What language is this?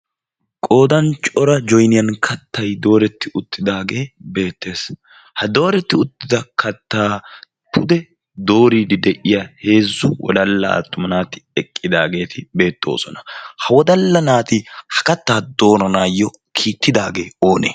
Wolaytta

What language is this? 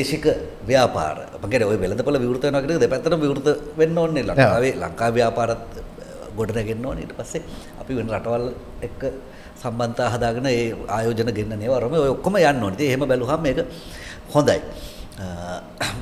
Indonesian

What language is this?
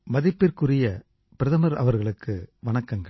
Tamil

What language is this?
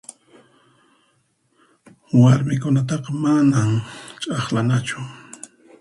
Puno Quechua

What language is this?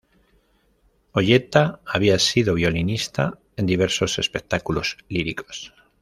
Spanish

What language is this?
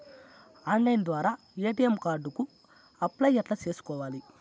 Telugu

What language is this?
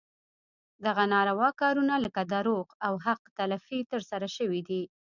Pashto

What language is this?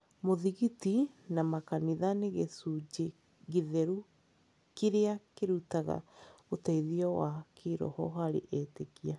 Kikuyu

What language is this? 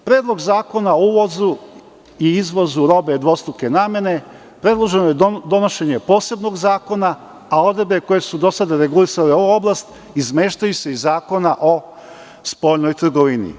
Serbian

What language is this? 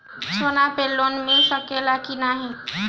Bhojpuri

